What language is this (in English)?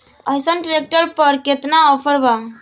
Bhojpuri